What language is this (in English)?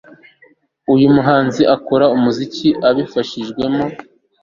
Kinyarwanda